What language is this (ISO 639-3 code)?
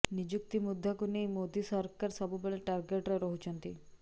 ori